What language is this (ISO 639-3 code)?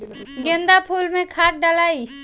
bho